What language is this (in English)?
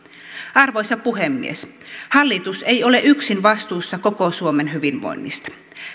Finnish